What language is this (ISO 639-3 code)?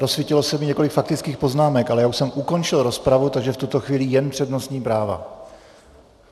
ces